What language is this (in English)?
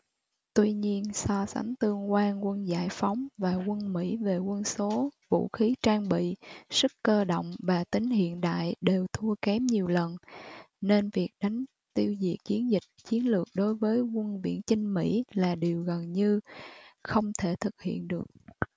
Vietnamese